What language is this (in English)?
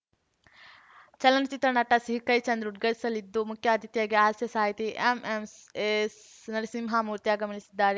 Kannada